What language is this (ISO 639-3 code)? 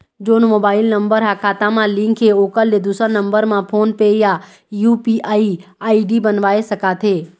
hne